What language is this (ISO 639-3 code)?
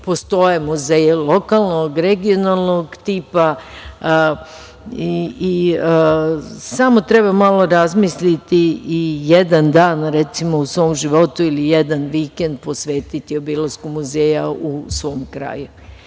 srp